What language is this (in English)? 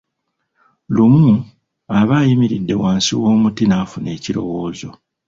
Ganda